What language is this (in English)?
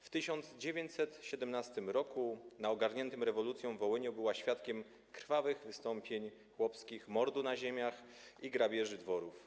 Polish